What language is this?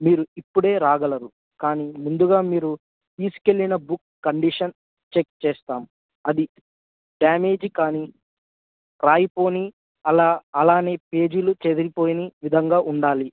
Telugu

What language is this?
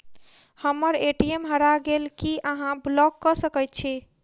Maithili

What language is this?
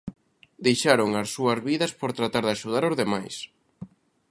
Galician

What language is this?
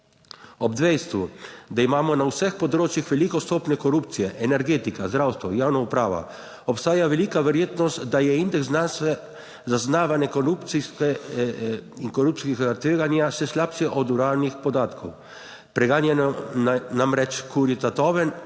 Slovenian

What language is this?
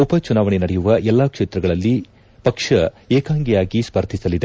Kannada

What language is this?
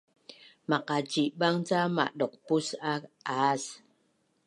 Bunun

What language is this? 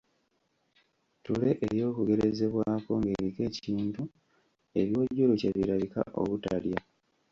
Ganda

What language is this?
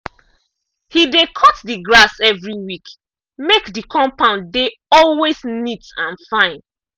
Nigerian Pidgin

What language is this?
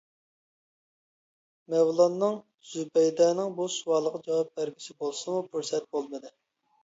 Uyghur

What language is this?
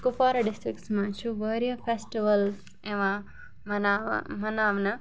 Kashmiri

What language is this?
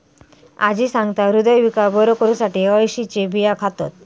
Marathi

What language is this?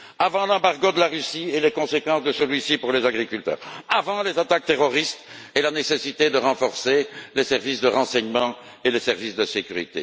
French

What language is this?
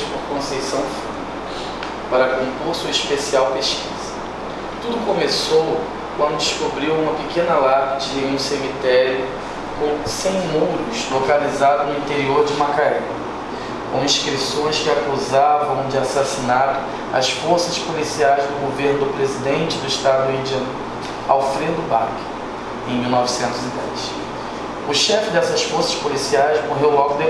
Portuguese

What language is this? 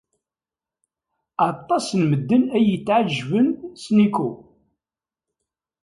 Kabyle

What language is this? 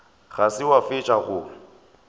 Northern Sotho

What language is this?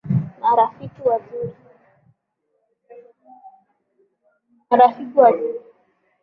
Swahili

